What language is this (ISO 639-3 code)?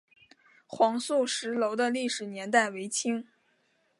zho